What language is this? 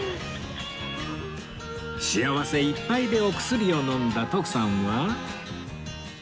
Japanese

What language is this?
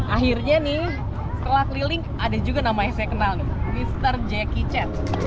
Indonesian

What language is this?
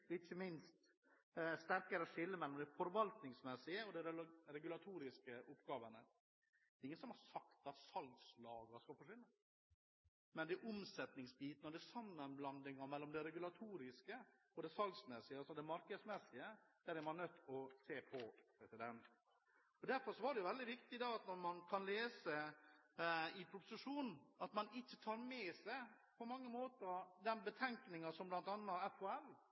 Norwegian Bokmål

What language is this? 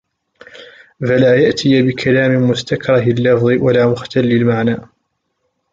Arabic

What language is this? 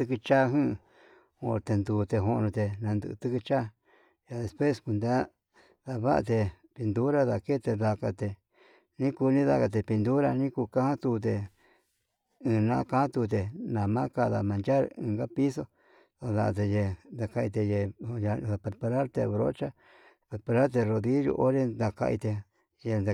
Yutanduchi Mixtec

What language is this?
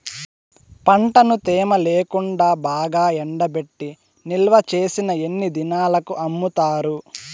Telugu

